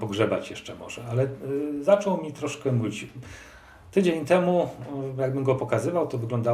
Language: Polish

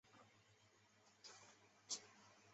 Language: Chinese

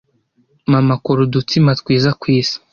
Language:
Kinyarwanda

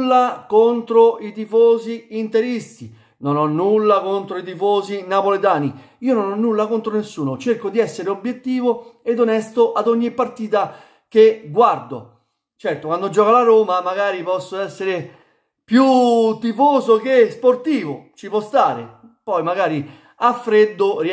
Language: Italian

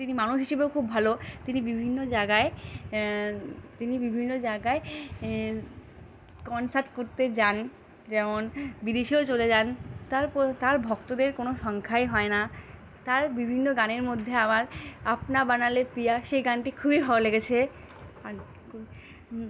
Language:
Bangla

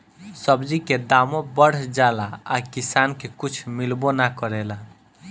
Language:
Bhojpuri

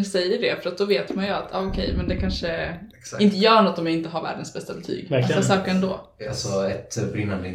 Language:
Swedish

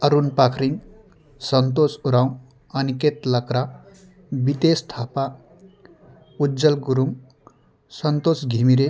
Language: Nepali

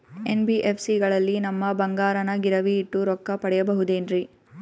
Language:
Kannada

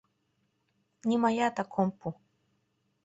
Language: Mari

